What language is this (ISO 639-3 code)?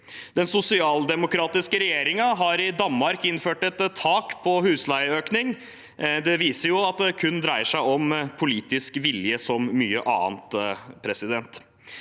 nor